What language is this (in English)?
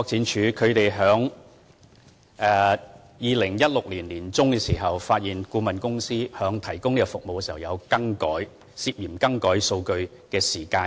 Cantonese